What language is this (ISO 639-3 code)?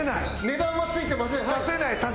jpn